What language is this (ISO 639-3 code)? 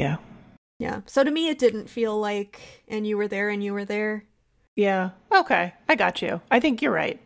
eng